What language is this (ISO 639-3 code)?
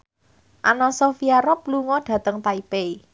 jav